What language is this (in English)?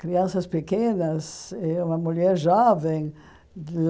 Portuguese